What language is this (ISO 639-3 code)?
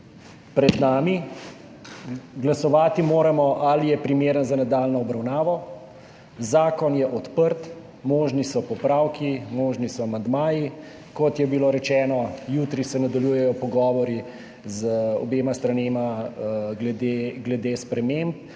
slv